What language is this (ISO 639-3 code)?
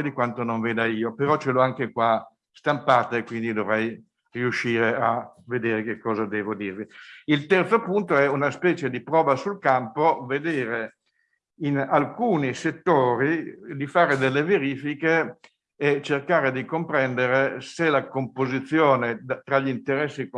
ita